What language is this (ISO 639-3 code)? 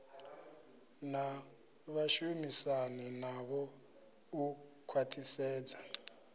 ven